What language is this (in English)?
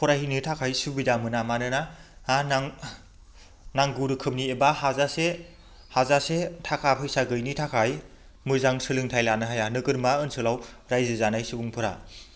Bodo